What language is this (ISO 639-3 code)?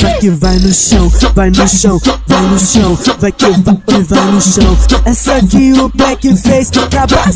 por